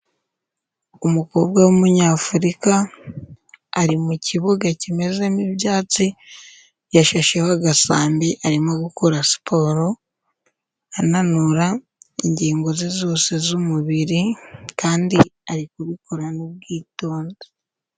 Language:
Kinyarwanda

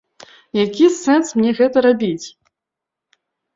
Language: Belarusian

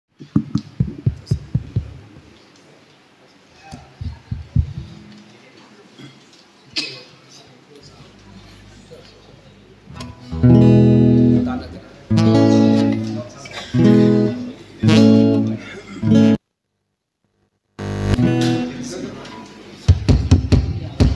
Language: Romanian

